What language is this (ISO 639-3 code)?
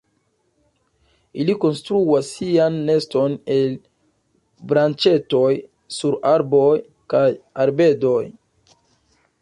epo